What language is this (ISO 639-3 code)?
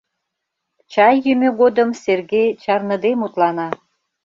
chm